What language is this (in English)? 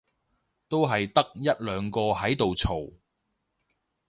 Cantonese